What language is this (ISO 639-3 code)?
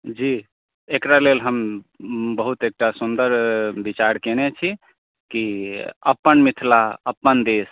mai